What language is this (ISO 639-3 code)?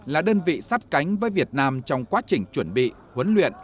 vie